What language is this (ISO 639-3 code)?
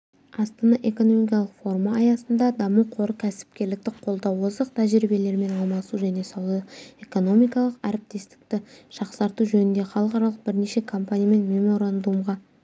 kaz